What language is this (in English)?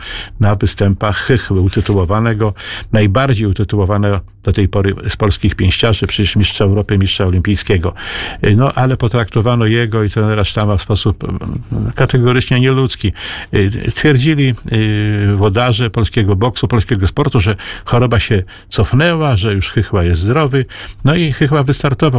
Polish